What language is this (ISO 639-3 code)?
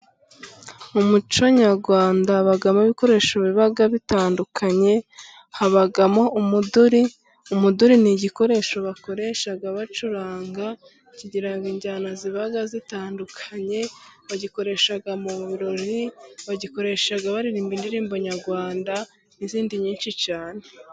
kin